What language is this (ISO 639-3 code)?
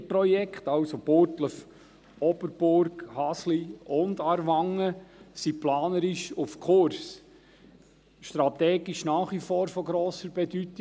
gsw